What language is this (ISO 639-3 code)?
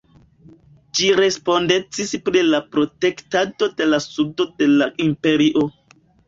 epo